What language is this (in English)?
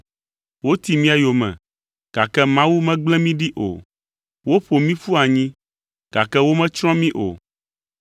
Ewe